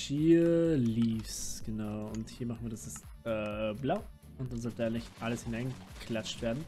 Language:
German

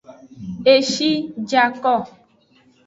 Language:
Aja (Benin)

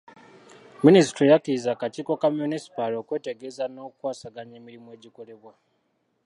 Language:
Ganda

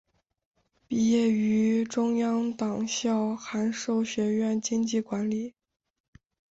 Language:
Chinese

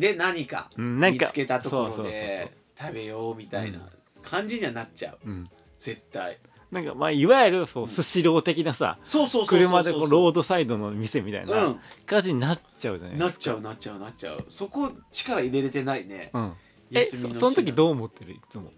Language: Japanese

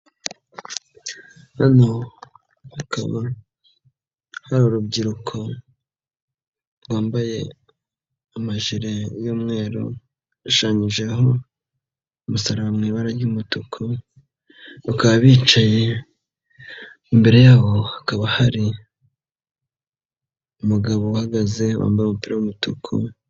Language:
Kinyarwanda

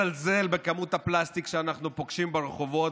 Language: Hebrew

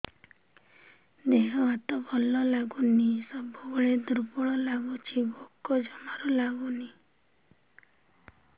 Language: Odia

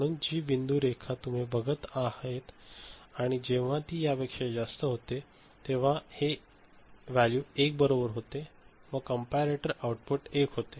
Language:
Marathi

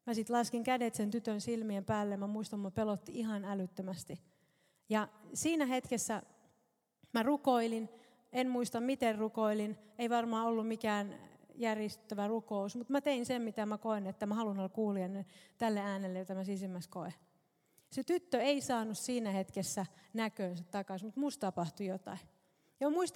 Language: Finnish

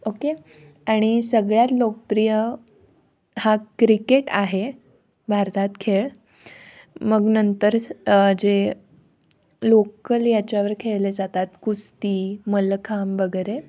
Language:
Marathi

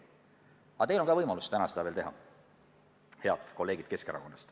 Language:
Estonian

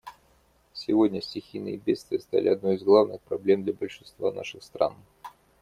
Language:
Russian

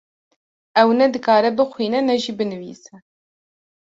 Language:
Kurdish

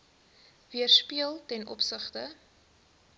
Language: Afrikaans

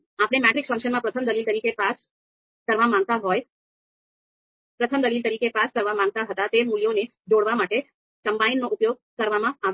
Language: Gujarati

